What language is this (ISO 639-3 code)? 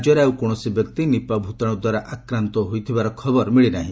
ori